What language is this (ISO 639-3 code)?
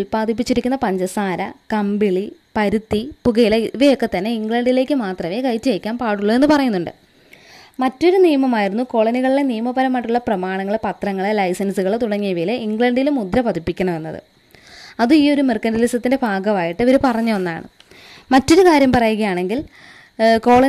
mal